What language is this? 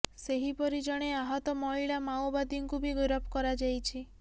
Odia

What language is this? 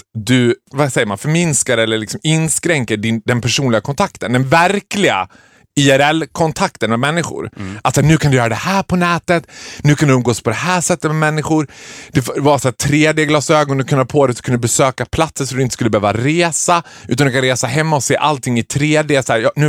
Swedish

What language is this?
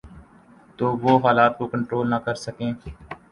Urdu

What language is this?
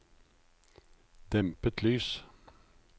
Norwegian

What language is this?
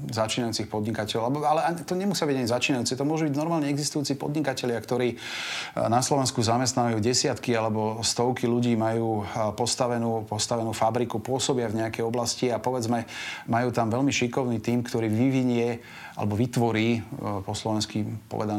Slovak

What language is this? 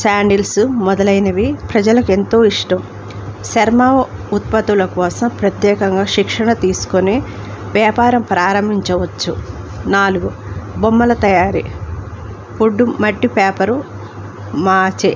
Telugu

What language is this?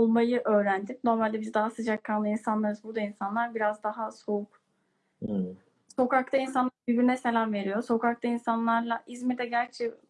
Turkish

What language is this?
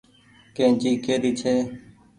Goaria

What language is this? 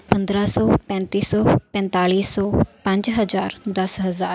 Punjabi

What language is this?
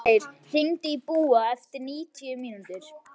Icelandic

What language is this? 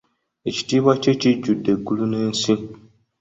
Ganda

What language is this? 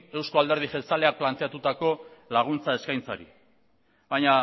Basque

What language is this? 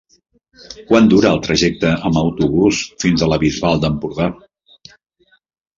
Catalan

